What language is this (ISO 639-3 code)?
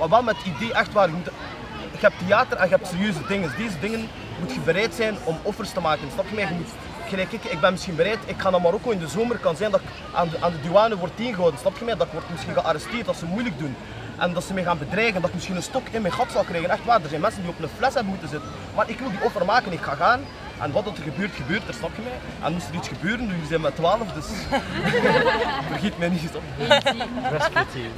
nld